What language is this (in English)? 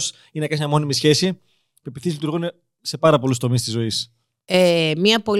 Greek